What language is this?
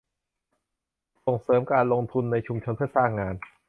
Thai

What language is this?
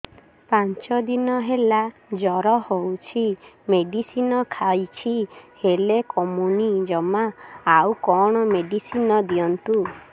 Odia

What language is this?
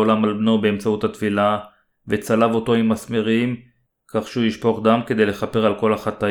Hebrew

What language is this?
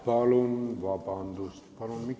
Estonian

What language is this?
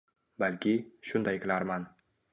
Uzbek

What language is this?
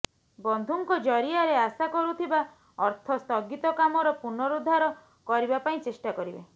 Odia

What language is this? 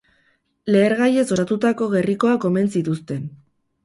Basque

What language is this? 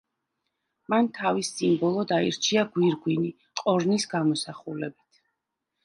Georgian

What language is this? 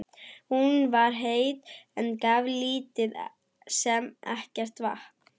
Icelandic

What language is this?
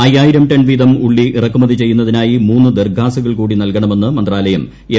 Malayalam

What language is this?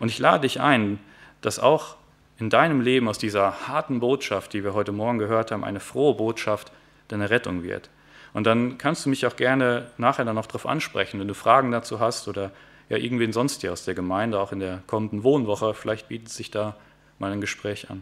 German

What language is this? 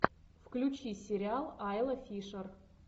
Russian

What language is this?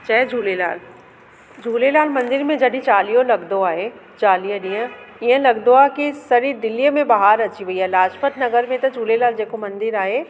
Sindhi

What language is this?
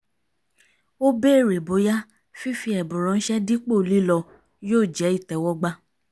Yoruba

